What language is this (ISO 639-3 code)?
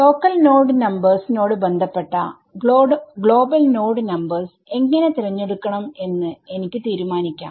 mal